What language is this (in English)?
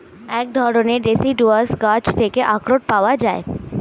Bangla